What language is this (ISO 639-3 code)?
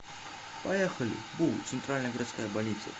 rus